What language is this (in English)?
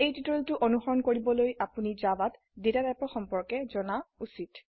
Assamese